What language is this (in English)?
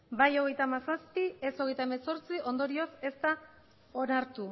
Basque